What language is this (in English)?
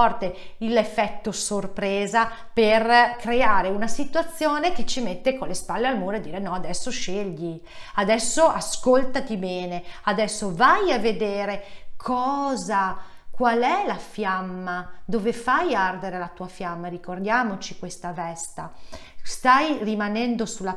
Italian